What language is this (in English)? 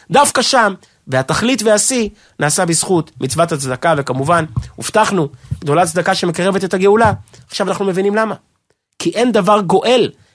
Hebrew